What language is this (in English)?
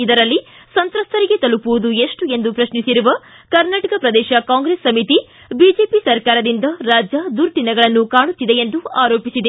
Kannada